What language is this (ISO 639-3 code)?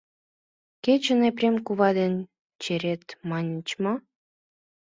chm